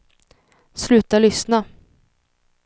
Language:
Swedish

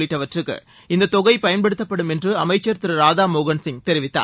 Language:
Tamil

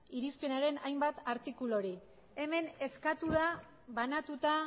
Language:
Basque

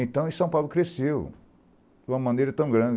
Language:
Portuguese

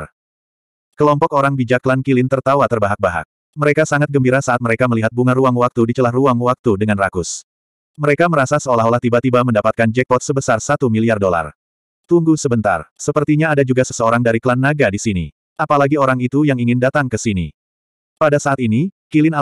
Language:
Indonesian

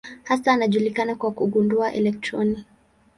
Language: Swahili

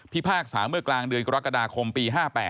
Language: Thai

